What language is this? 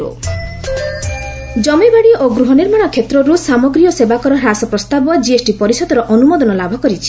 Odia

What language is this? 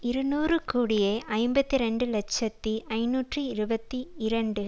Tamil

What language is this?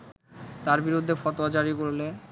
Bangla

